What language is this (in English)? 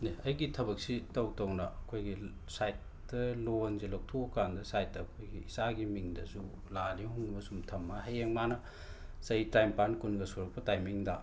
Manipuri